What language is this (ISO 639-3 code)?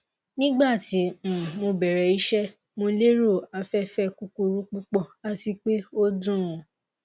yor